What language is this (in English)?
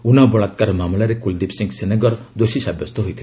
Odia